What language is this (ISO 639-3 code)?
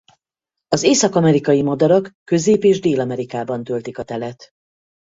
hun